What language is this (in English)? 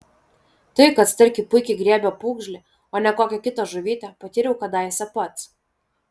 Lithuanian